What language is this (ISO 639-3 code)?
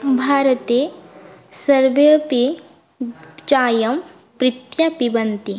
san